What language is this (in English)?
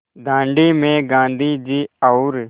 Hindi